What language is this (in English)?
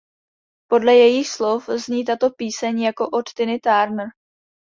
Czech